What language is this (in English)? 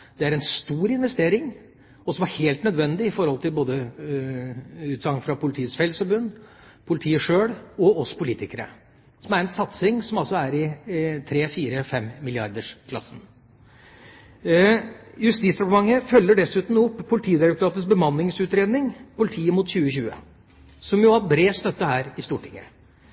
Norwegian Bokmål